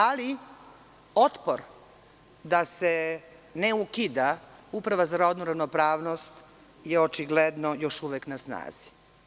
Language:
Serbian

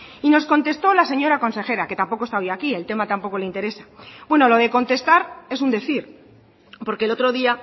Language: Spanish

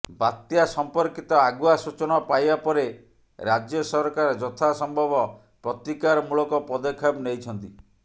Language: Odia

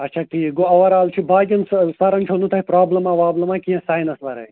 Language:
Kashmiri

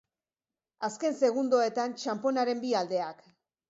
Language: Basque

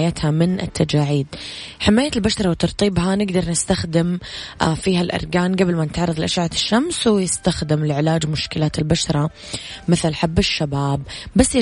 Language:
Arabic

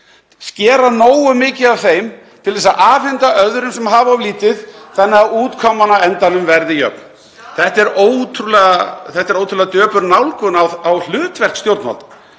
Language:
Icelandic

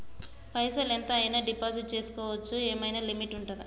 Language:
Telugu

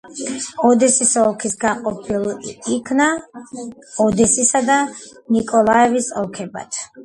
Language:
Georgian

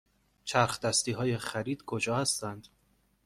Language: Persian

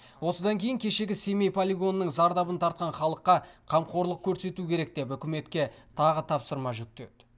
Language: Kazakh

